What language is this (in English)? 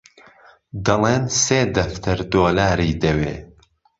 Central Kurdish